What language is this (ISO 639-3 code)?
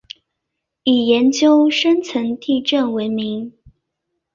zho